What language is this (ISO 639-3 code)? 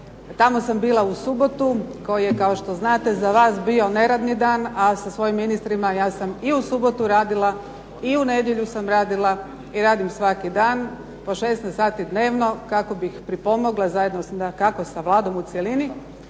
hrv